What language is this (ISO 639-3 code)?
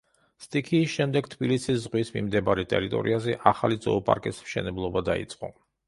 kat